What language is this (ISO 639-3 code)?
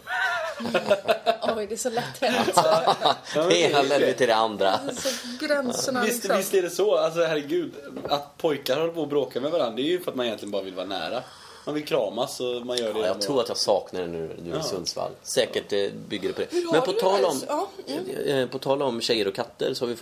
swe